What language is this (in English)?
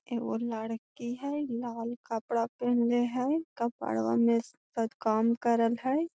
Magahi